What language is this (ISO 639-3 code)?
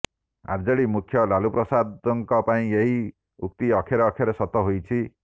ori